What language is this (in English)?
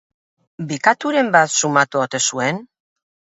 Basque